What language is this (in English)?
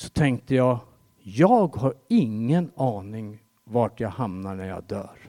Swedish